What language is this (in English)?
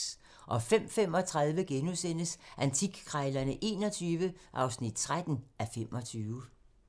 Danish